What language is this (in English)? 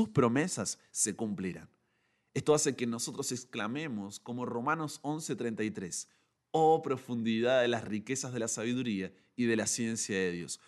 Spanish